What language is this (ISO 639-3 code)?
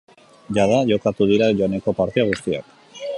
eus